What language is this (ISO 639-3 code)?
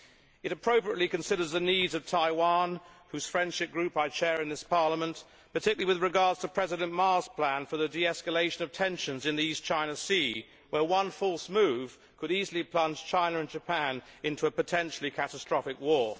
eng